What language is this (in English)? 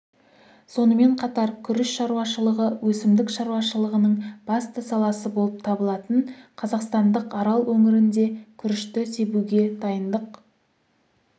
Kazakh